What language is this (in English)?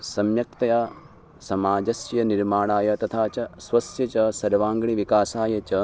Sanskrit